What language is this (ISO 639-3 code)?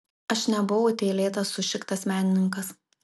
lit